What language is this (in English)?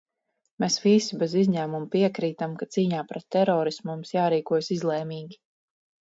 Latvian